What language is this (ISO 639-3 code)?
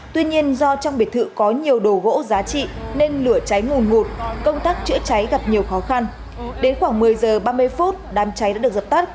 vie